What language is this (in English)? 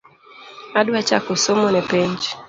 Luo (Kenya and Tanzania)